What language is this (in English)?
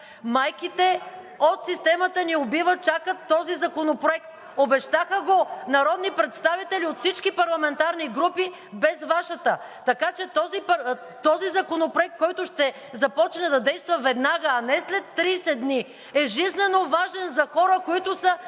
Bulgarian